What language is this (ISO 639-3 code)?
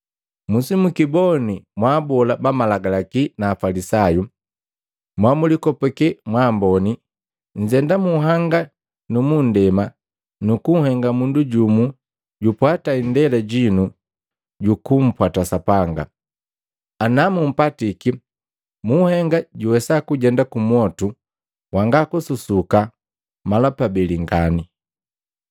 mgv